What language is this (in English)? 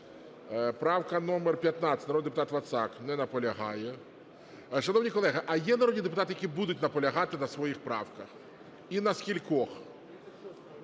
Ukrainian